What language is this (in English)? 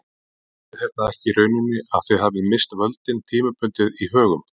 Icelandic